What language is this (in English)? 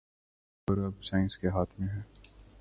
Urdu